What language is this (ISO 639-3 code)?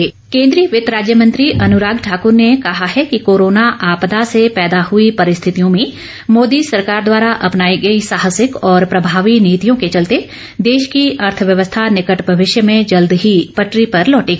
hin